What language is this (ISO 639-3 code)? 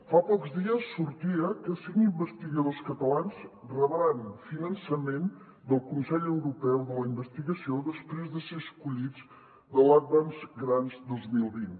cat